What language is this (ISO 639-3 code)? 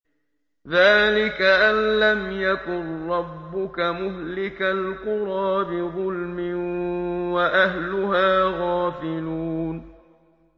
ara